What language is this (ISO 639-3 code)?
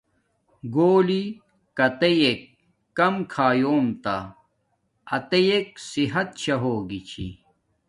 dmk